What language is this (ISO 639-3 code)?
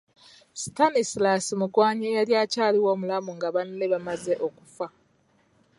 lug